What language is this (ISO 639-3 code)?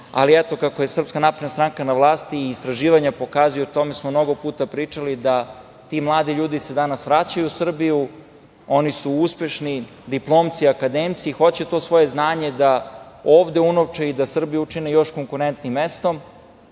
srp